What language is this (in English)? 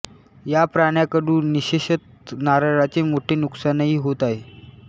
Marathi